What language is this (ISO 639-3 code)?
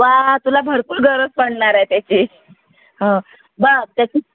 mar